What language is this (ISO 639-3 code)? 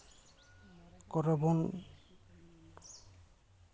sat